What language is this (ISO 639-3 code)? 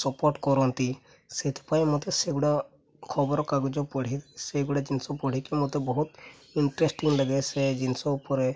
ori